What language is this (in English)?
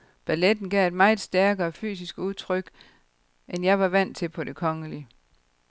Danish